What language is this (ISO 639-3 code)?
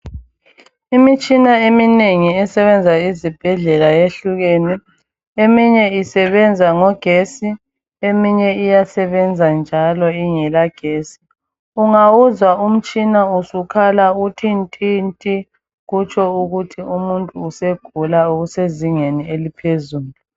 nde